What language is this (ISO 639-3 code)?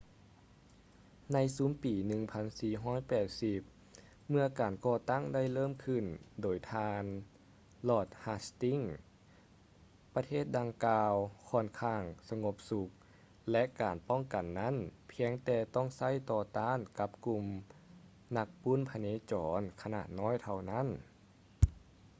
lao